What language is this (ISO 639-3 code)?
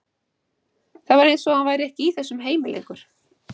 isl